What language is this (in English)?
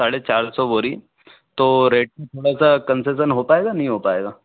Hindi